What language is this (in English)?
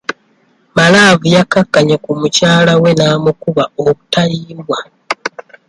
Ganda